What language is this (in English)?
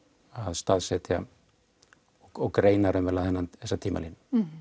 Icelandic